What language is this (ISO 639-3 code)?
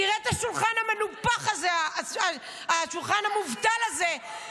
heb